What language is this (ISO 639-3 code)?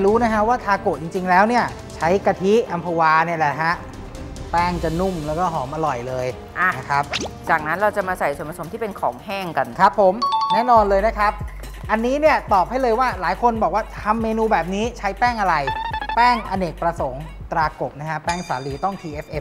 tha